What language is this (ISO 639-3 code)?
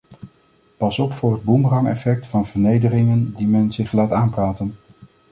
nld